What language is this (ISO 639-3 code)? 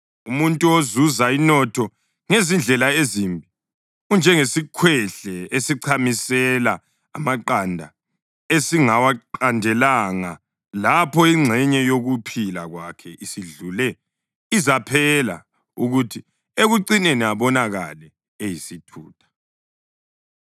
nde